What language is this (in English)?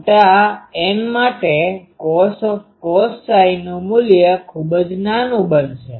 Gujarati